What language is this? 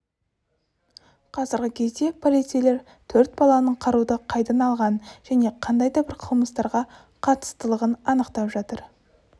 Kazakh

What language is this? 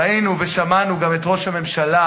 Hebrew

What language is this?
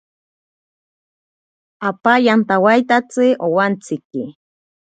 Ashéninka Perené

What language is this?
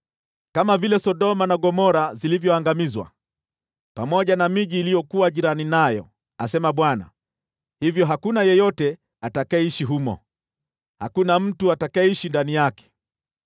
Swahili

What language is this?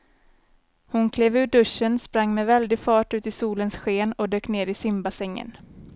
Swedish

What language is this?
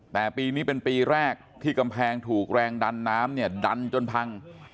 Thai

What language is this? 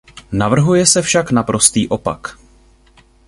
Czech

